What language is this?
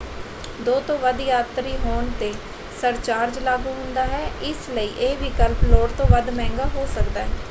Punjabi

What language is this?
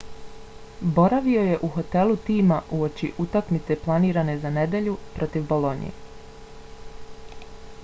Bosnian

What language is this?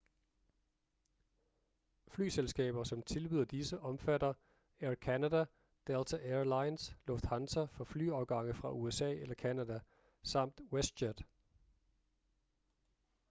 Danish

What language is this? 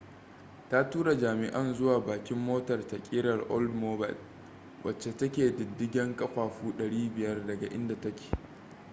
Hausa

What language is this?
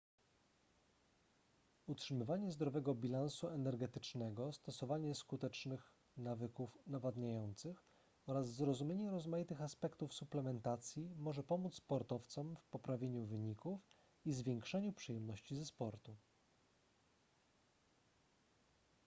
Polish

